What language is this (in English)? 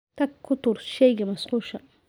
Somali